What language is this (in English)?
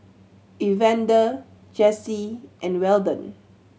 English